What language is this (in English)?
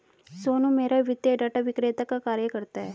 Hindi